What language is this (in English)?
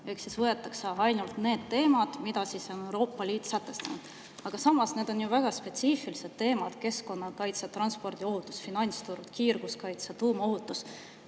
Estonian